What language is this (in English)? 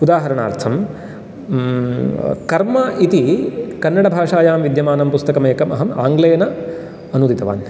Sanskrit